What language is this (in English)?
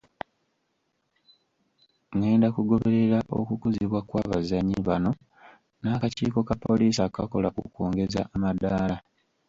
Ganda